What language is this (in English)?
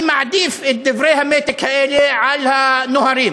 Hebrew